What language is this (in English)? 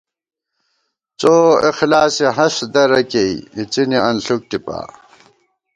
Gawar-Bati